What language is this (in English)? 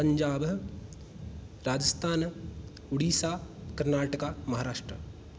Sanskrit